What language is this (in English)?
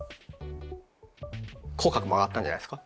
Japanese